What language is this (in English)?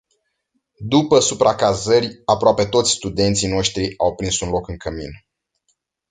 Romanian